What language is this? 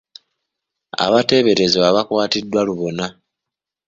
Ganda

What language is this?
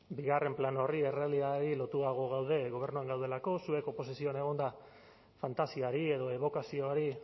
Basque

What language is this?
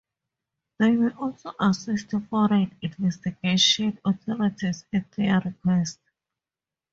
English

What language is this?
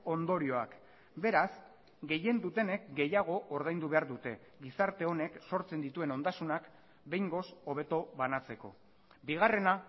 Basque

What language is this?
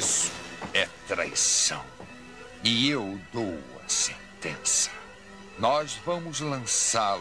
Portuguese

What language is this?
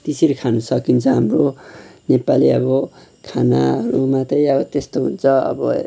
Nepali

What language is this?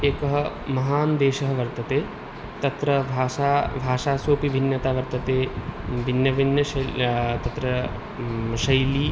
Sanskrit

